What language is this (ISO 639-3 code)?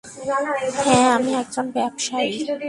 ben